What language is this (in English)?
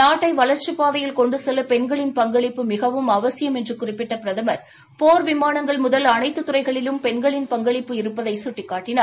Tamil